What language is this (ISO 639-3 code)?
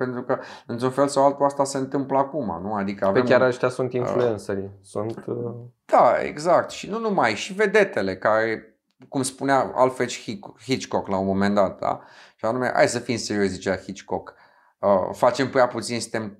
ron